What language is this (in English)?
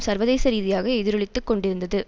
Tamil